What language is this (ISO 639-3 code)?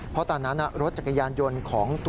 tha